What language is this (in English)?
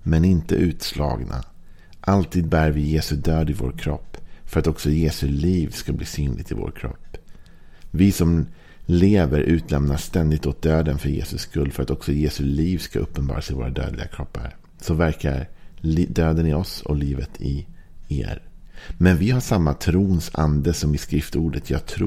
Swedish